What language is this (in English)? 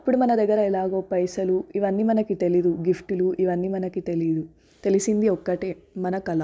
Telugu